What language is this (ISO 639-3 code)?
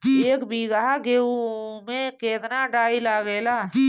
bho